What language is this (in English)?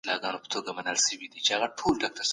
Pashto